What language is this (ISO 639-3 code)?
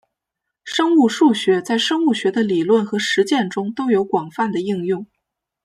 zho